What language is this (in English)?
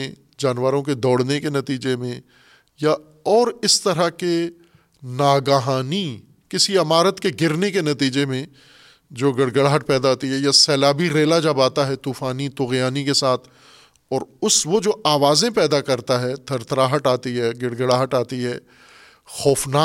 Urdu